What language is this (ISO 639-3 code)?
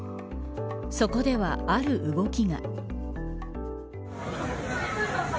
jpn